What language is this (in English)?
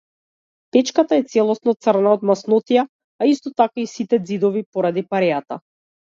Macedonian